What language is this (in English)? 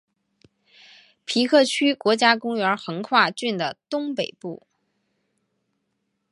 Chinese